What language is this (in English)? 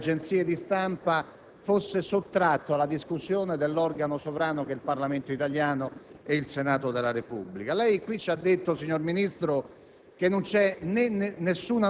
Italian